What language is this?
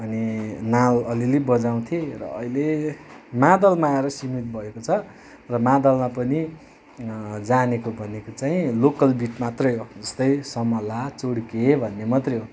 Nepali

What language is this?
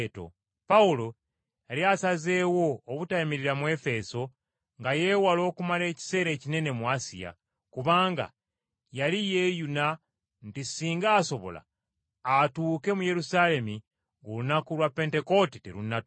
Ganda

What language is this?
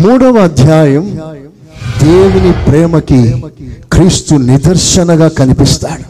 Telugu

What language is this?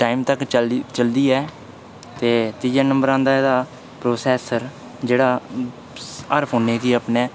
Dogri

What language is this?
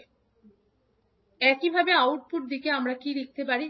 Bangla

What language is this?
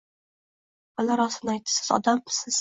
Uzbek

